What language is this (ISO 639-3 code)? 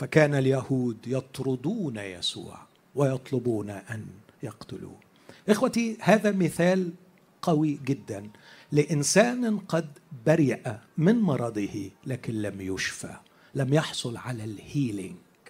ara